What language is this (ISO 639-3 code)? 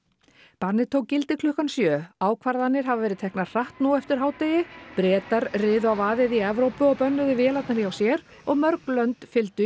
isl